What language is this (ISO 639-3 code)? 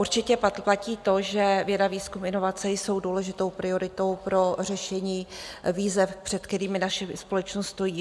ces